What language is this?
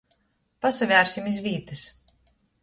Latgalian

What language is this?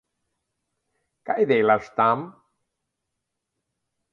Slovenian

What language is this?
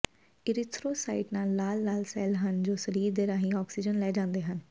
Punjabi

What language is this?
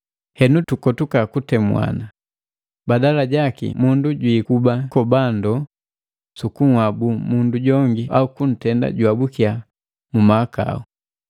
Matengo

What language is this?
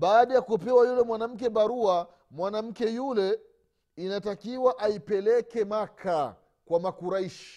Swahili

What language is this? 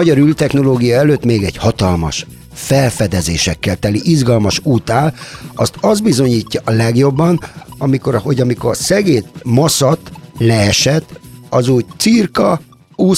Hungarian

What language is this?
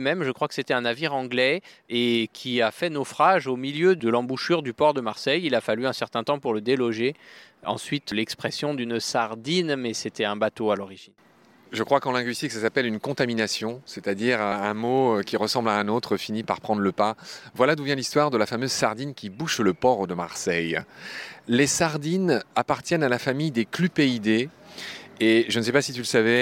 French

